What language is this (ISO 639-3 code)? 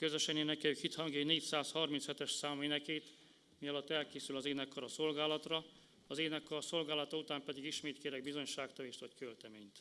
hun